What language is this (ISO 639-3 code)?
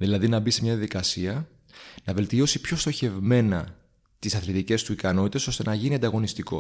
ell